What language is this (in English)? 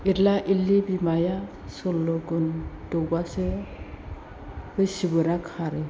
Bodo